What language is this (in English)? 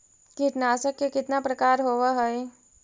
Magahi